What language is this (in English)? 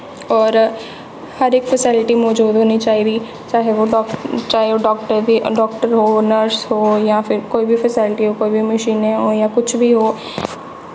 Dogri